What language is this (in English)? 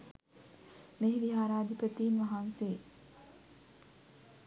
Sinhala